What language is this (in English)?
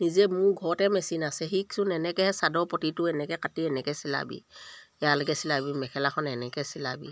Assamese